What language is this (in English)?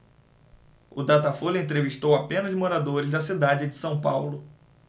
Portuguese